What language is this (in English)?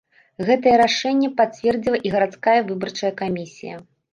Belarusian